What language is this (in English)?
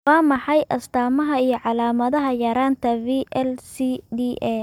Somali